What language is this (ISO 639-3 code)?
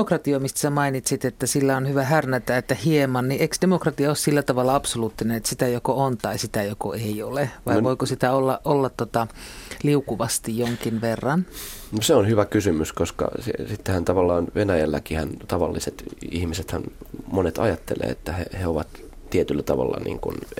fin